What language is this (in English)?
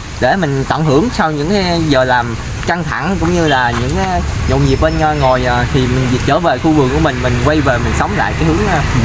Vietnamese